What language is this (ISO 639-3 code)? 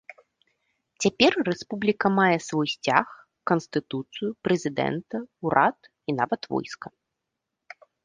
bel